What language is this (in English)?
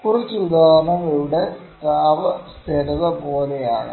Malayalam